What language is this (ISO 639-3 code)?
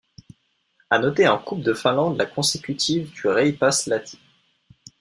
fra